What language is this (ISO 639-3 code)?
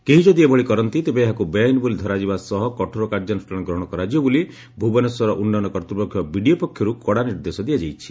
ori